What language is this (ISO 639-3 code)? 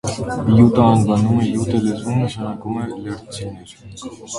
hye